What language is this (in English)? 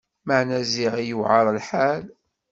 Kabyle